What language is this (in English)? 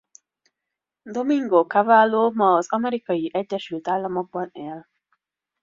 Hungarian